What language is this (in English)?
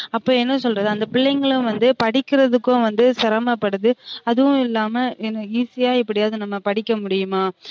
Tamil